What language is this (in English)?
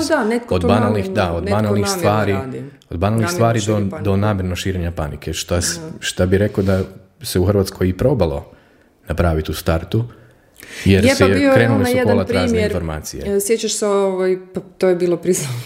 Croatian